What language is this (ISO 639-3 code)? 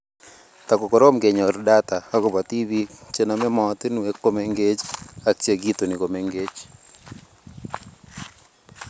kln